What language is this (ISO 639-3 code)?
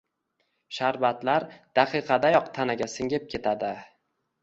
uzb